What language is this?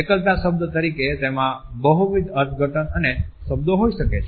Gujarati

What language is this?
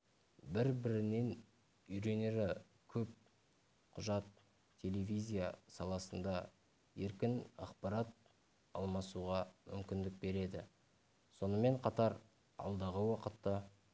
Kazakh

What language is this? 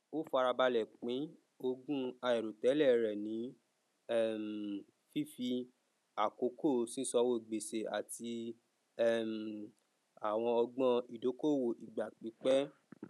Yoruba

